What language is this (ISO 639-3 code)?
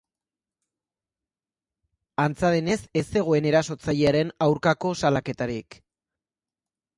eus